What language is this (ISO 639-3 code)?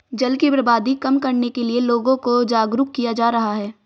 hin